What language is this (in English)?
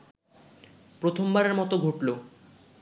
Bangla